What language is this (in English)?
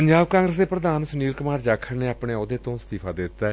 Punjabi